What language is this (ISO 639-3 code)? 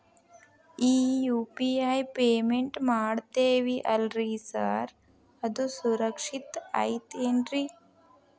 kan